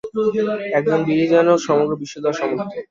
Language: Bangla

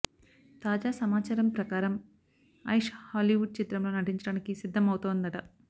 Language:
Telugu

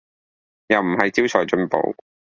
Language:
Cantonese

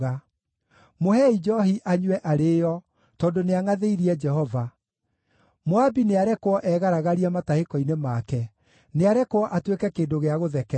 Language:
Kikuyu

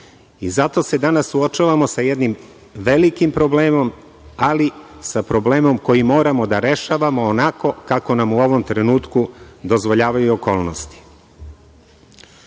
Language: Serbian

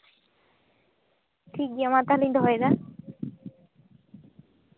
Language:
Santali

